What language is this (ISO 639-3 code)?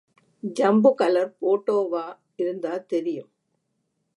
tam